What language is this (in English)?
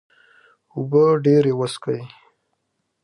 Pashto